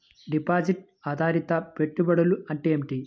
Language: Telugu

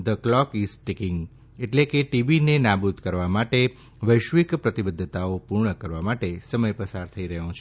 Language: Gujarati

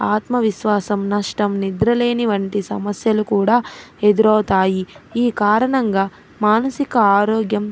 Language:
Telugu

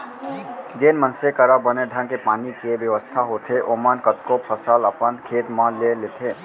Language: Chhattisgarhi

